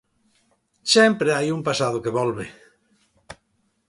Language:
Galician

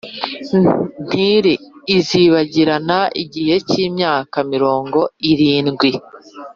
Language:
Kinyarwanda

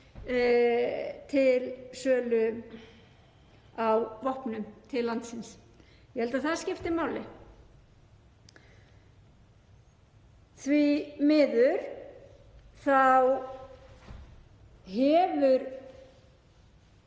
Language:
Icelandic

